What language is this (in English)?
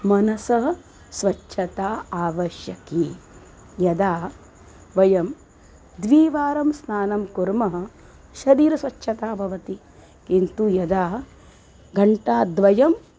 Sanskrit